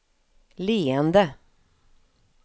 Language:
Swedish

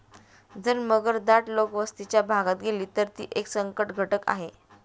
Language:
Marathi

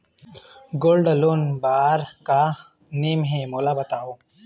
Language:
Chhattisgarhi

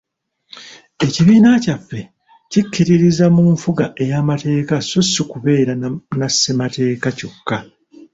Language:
Ganda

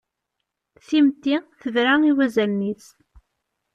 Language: Kabyle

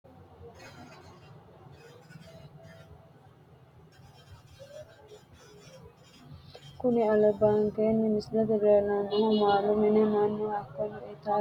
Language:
Sidamo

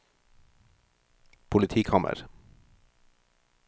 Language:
Norwegian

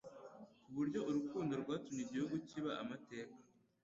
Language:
Kinyarwanda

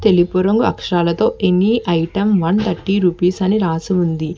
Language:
Telugu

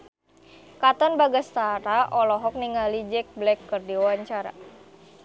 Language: Sundanese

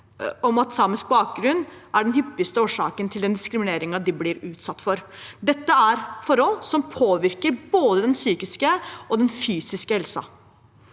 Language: Norwegian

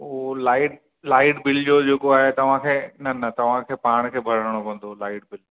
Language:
Sindhi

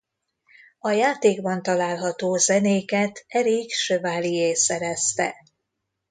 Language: Hungarian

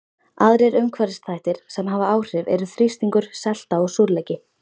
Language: Icelandic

